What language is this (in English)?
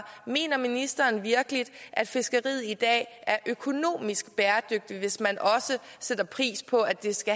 Danish